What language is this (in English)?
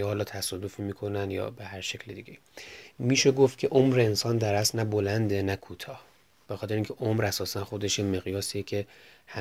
Persian